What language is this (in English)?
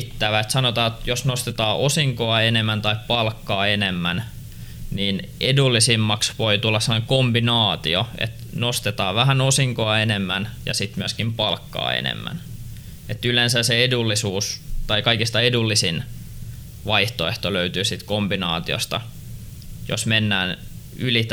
Finnish